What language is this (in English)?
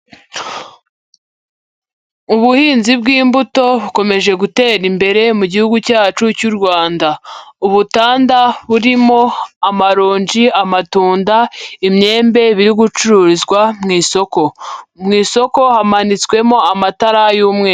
Kinyarwanda